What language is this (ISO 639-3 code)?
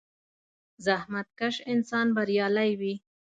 pus